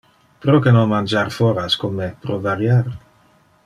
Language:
Interlingua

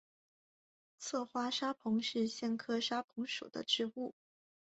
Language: Chinese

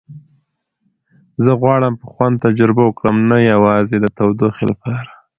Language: Pashto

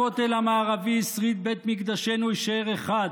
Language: Hebrew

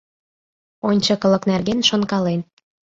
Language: Mari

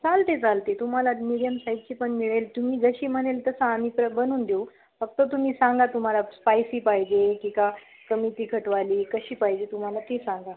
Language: Marathi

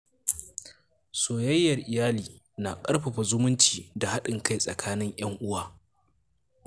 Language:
Hausa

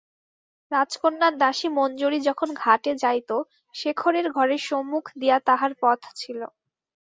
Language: Bangla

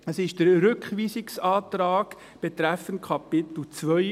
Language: Swiss German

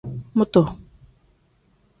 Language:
Tem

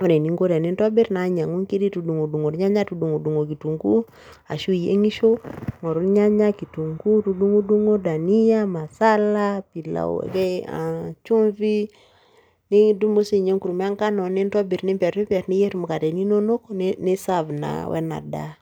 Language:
Masai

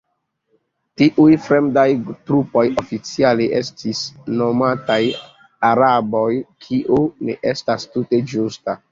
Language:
Esperanto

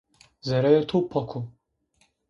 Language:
Zaza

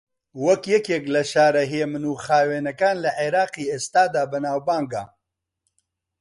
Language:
Central Kurdish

